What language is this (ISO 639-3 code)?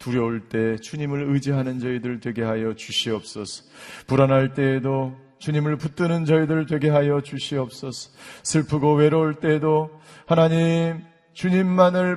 kor